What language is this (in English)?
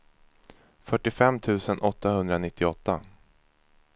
Swedish